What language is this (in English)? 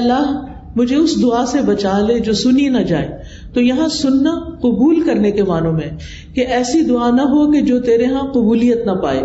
Urdu